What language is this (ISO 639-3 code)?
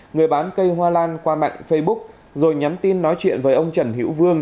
vie